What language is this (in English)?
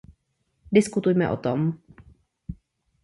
Czech